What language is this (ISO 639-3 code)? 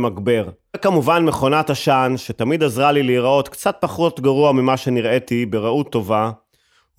heb